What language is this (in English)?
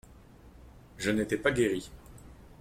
French